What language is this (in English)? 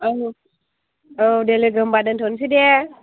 Bodo